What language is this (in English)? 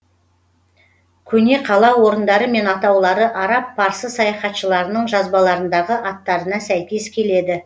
Kazakh